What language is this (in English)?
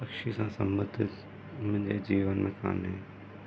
Sindhi